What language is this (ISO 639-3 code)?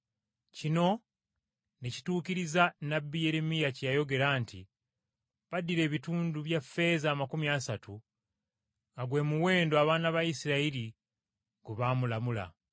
lug